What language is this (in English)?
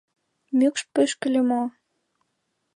Mari